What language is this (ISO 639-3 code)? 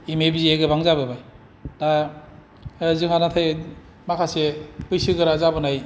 brx